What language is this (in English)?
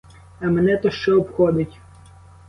Ukrainian